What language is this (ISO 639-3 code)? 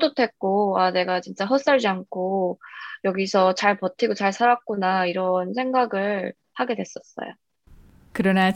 kor